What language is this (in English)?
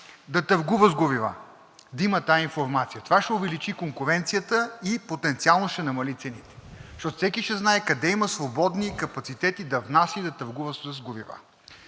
Bulgarian